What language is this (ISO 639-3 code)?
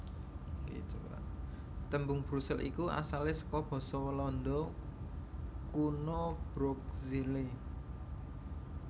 jav